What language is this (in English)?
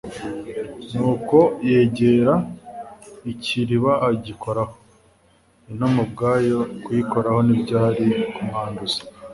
Kinyarwanda